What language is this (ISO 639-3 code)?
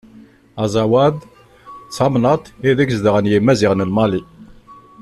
kab